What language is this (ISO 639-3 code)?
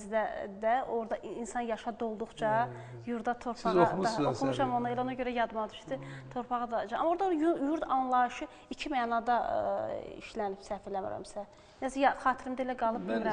tur